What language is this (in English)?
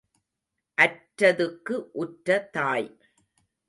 Tamil